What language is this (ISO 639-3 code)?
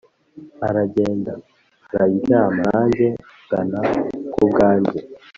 kin